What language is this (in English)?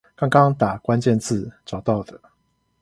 Chinese